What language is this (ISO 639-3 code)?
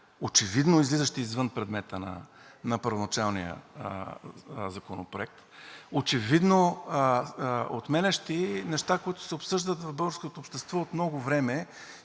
bul